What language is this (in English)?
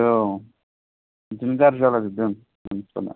Bodo